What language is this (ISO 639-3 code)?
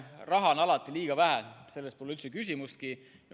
est